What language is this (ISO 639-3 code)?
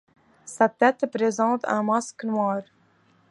fra